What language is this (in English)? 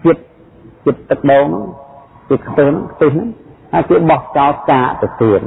Vietnamese